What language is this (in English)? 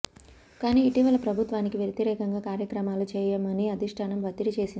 Telugu